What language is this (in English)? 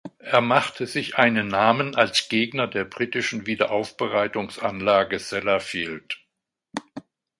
German